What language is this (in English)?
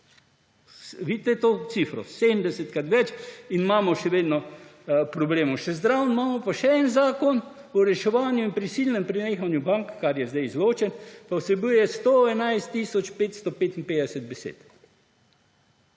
Slovenian